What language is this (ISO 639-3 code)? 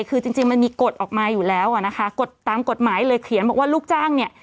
tha